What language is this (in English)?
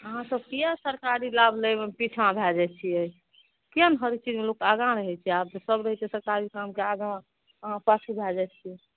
Maithili